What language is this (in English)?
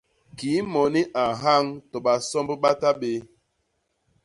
Basaa